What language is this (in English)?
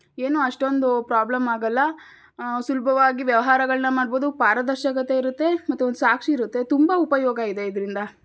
Kannada